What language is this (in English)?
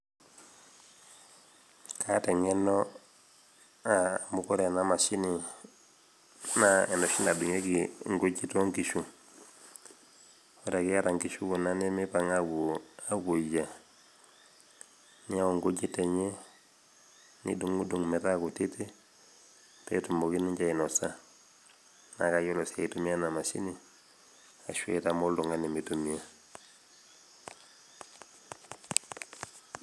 Masai